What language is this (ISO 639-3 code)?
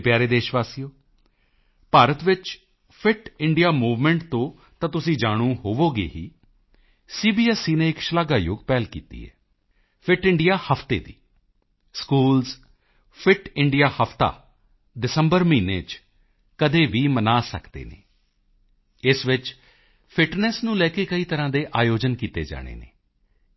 pan